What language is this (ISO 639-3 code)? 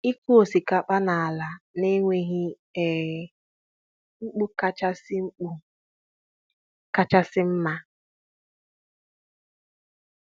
ibo